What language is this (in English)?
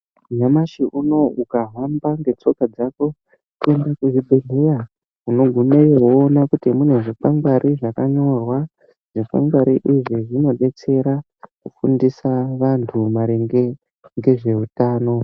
Ndau